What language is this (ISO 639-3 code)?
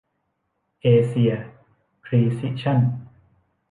tha